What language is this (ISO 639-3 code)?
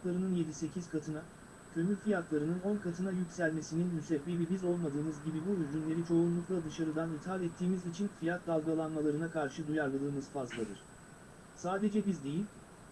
tur